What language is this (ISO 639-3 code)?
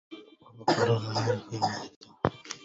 ara